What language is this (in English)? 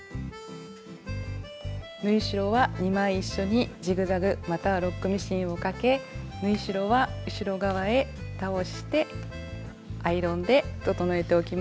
Japanese